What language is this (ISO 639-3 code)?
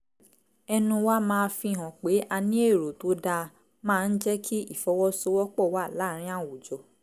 yor